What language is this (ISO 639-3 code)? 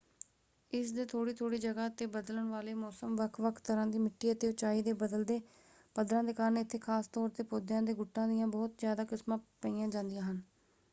pan